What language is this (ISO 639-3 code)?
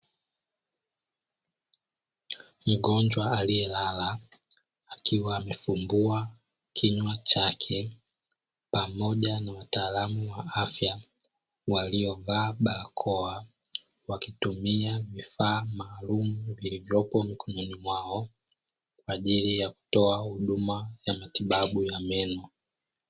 swa